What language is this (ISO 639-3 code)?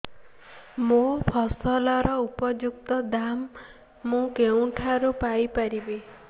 ori